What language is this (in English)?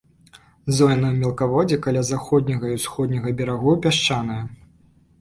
Belarusian